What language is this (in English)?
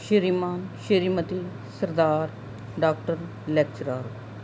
Punjabi